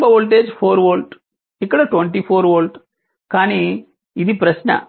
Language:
Telugu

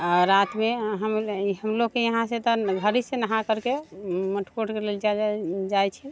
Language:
Maithili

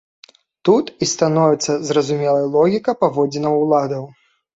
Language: Belarusian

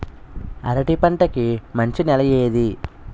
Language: Telugu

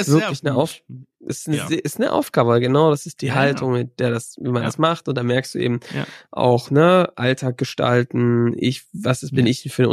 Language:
German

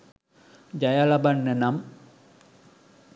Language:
Sinhala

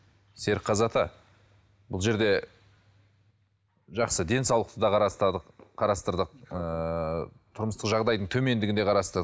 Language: Kazakh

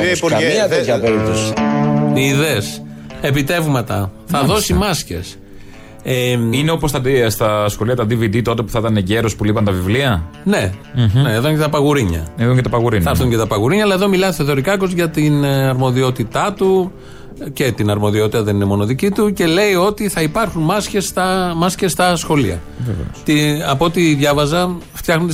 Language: Greek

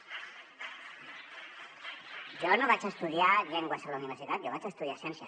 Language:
Catalan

